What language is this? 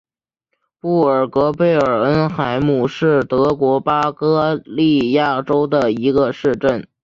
Chinese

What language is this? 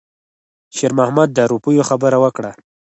Pashto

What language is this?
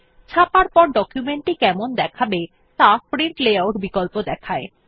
Bangla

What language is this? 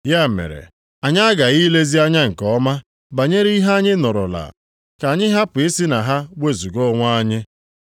Igbo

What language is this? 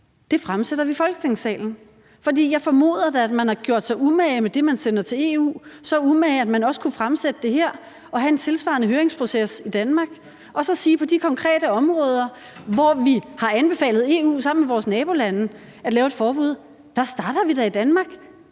Danish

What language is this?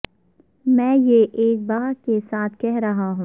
Urdu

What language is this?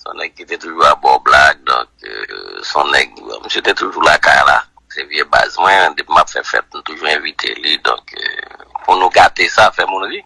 French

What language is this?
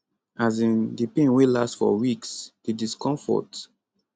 Nigerian Pidgin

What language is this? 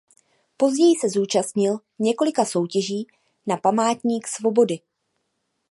Czech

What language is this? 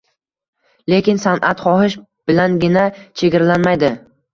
Uzbek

